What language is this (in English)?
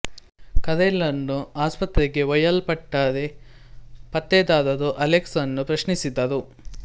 Kannada